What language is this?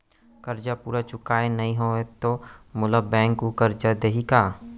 Chhattisgarhi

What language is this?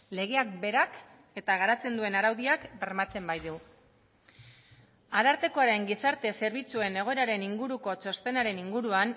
Basque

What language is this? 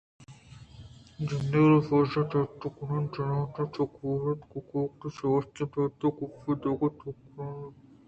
Eastern Balochi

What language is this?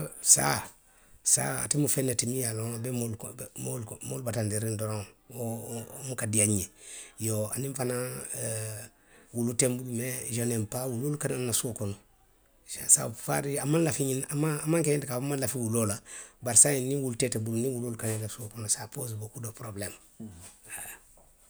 Western Maninkakan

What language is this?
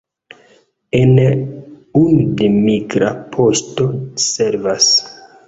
Esperanto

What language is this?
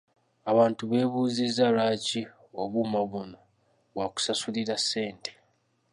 Ganda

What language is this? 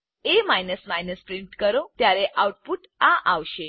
Gujarati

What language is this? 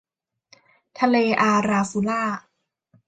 Thai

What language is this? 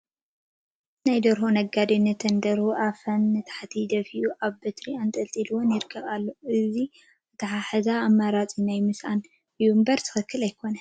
Tigrinya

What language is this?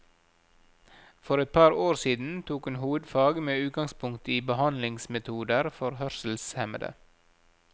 Norwegian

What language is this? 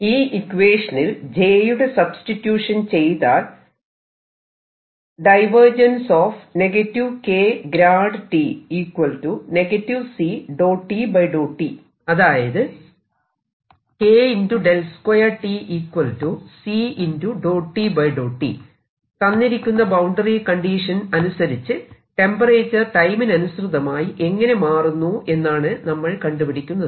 Malayalam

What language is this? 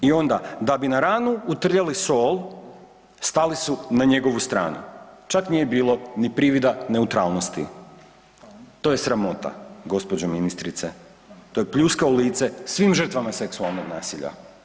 Croatian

